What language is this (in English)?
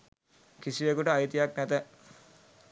Sinhala